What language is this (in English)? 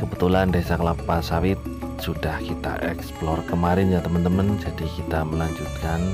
Indonesian